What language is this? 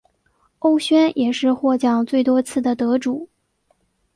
Chinese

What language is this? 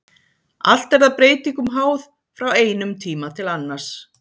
Icelandic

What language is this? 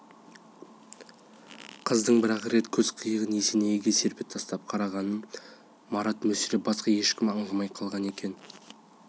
Kazakh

